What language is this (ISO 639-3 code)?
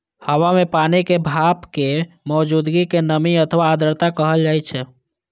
mai